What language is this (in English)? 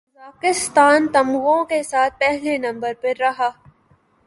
Urdu